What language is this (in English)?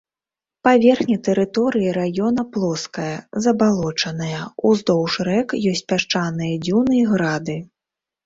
Belarusian